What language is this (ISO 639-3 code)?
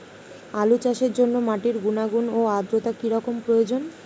ben